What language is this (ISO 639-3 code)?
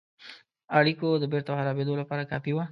pus